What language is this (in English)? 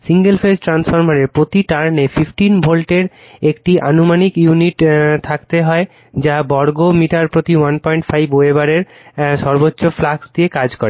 Bangla